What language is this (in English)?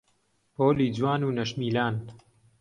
Central Kurdish